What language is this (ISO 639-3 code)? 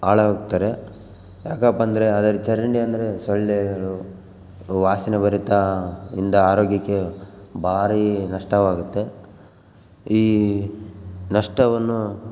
kan